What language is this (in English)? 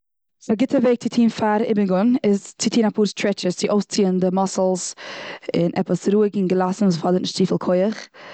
Yiddish